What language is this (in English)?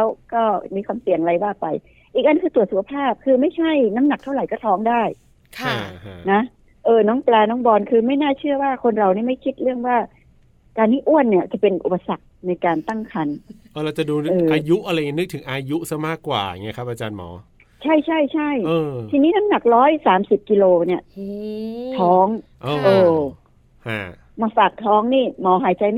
Thai